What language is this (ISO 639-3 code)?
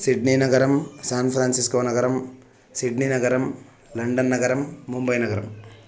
san